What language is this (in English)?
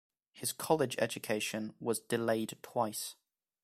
English